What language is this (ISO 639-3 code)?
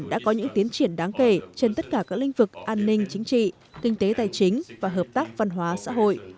vie